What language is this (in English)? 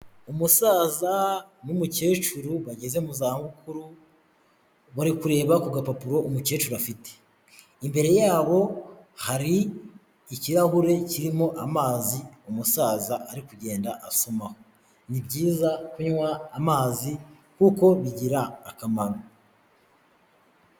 Kinyarwanda